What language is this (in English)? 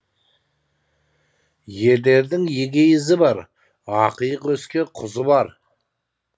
Kazakh